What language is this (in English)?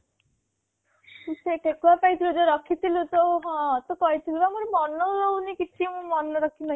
Odia